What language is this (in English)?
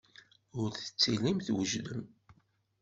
Kabyle